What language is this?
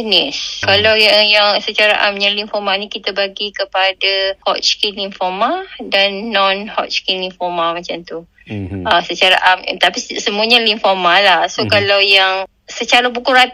Malay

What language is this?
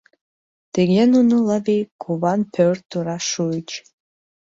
Mari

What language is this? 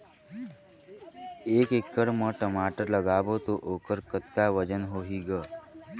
Chhattisgarhi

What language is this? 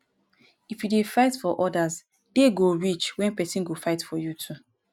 Nigerian Pidgin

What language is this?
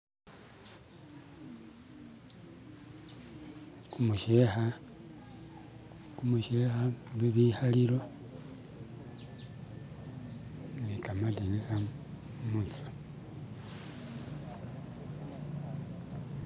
Masaaba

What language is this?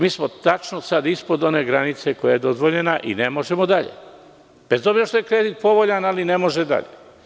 Serbian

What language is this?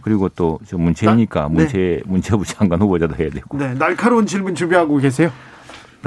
Korean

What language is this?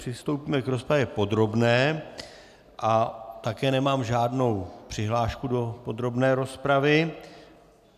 Czech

